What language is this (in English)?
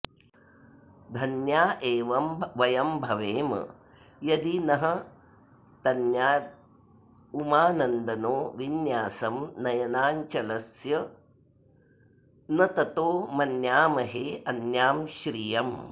Sanskrit